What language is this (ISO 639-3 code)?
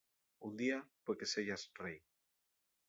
ast